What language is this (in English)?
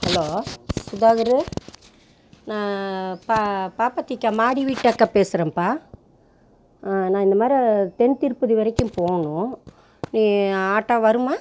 Tamil